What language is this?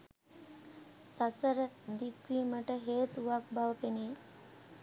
Sinhala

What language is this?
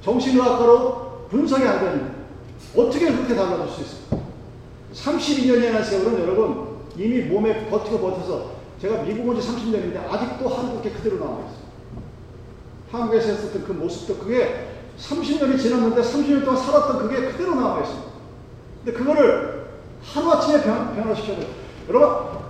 Korean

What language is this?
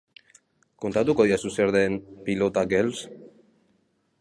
Basque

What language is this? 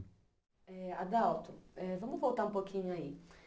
Portuguese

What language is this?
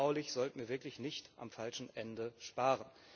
German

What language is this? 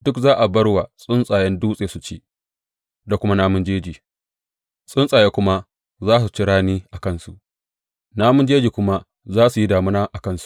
Hausa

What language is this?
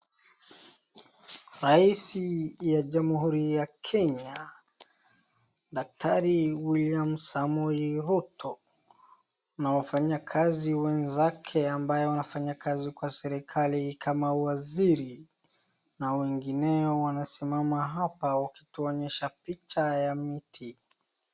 Swahili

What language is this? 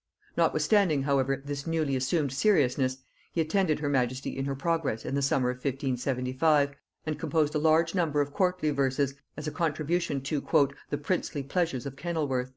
English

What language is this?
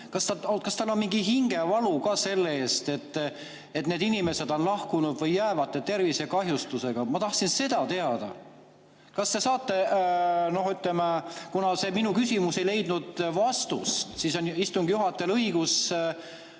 Estonian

